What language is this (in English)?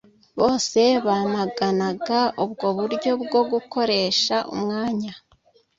Kinyarwanda